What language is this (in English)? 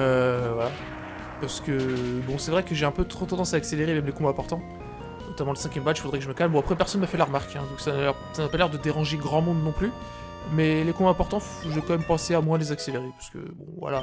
French